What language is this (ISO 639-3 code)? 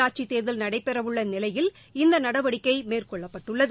tam